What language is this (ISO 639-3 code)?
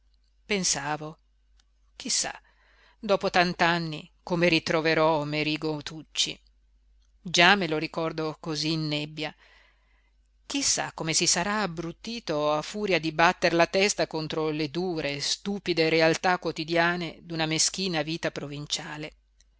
ita